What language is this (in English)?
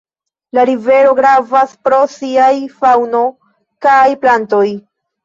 Esperanto